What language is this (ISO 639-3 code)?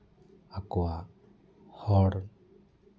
sat